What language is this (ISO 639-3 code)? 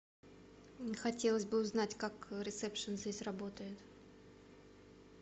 rus